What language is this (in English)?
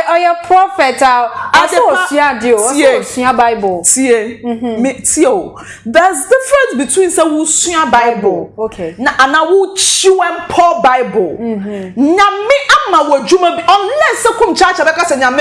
English